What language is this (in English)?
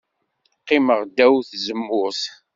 Kabyle